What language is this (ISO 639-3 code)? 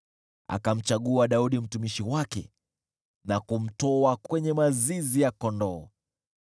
swa